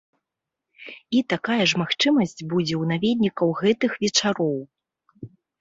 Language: Belarusian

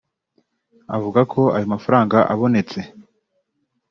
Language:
Kinyarwanda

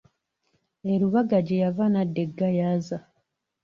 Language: Ganda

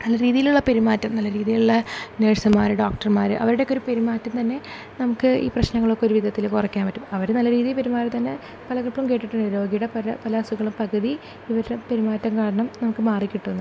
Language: Malayalam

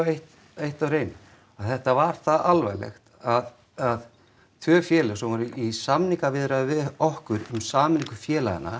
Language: Icelandic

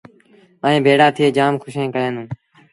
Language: Sindhi Bhil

